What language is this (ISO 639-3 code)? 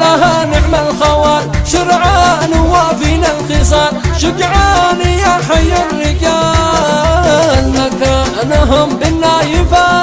ara